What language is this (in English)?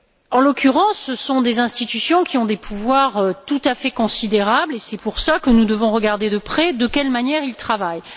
French